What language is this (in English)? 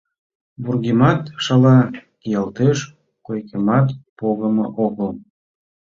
Mari